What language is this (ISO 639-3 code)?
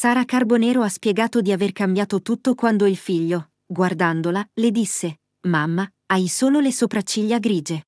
ita